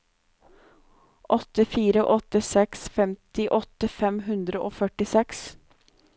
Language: Norwegian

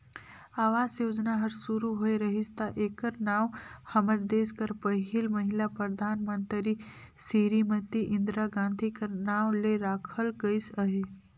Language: Chhattisgarhi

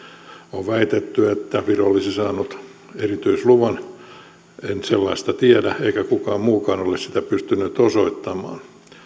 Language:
Finnish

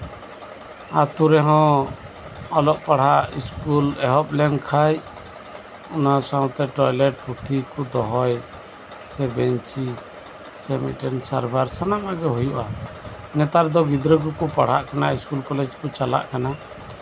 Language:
Santali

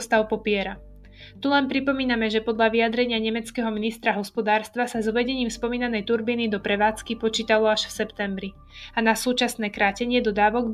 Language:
Slovak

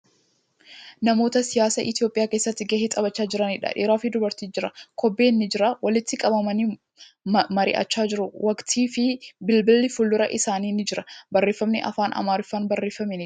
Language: Oromo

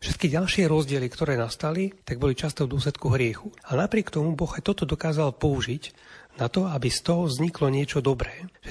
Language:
Slovak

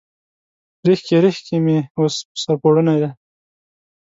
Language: Pashto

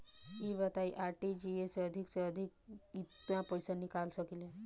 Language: Bhojpuri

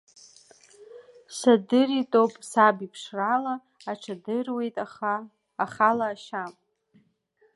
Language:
Abkhazian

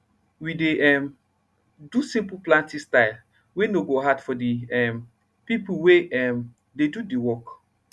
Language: Nigerian Pidgin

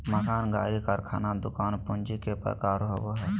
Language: Magahi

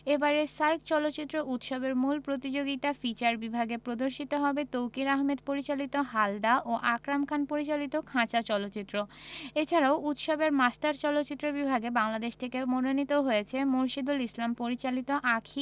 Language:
Bangla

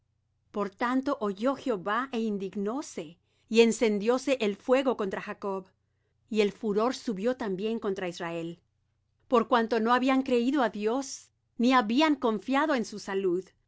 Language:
Spanish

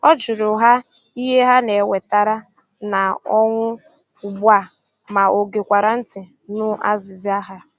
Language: Igbo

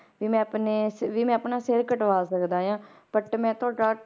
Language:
Punjabi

